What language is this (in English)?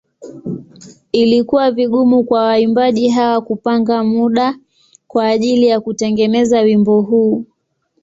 Swahili